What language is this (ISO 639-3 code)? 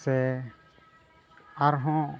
sat